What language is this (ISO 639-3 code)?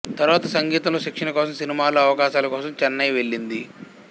tel